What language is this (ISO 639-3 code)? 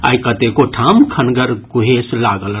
mai